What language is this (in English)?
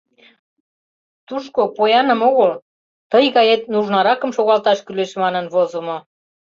Mari